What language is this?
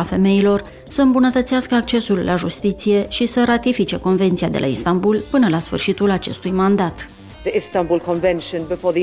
Romanian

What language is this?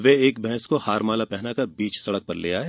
Hindi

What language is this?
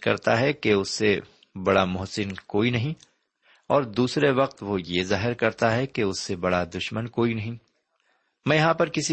Urdu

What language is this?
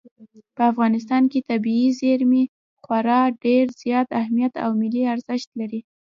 Pashto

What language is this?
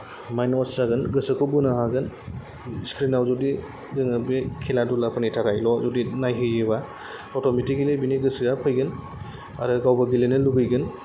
Bodo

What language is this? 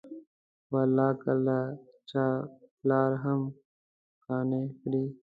Pashto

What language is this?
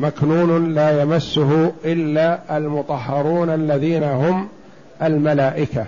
Arabic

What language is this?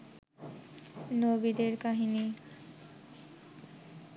Bangla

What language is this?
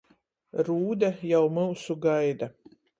Latgalian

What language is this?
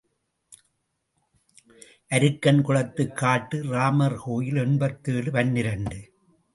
Tamil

